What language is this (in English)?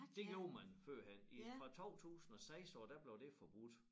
Danish